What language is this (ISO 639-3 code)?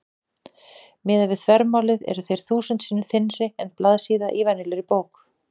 isl